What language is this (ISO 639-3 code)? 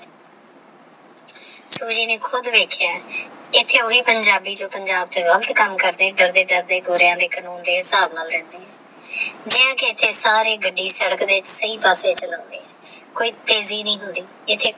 pan